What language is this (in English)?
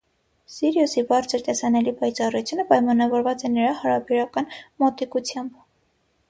Armenian